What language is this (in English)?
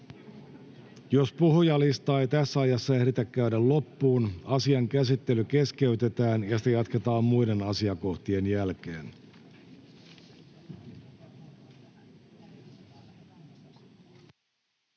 Finnish